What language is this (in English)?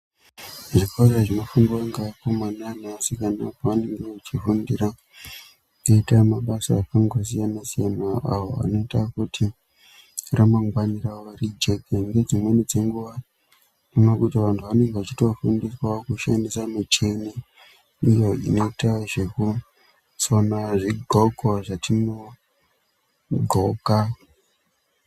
Ndau